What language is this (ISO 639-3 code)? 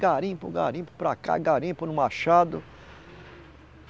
por